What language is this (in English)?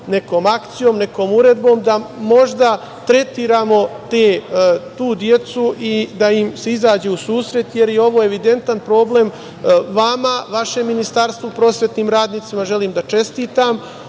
Serbian